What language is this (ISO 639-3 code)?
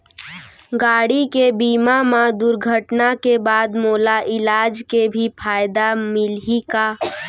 hne